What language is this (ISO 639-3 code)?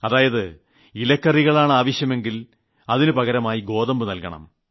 mal